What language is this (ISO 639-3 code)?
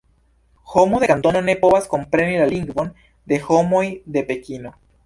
epo